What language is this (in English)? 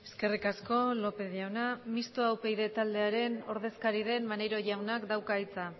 Basque